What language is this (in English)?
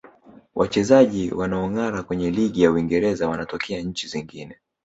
Swahili